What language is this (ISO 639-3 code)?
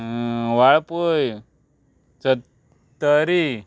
kok